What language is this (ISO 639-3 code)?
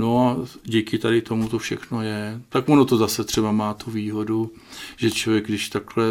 ces